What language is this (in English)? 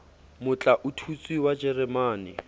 Southern Sotho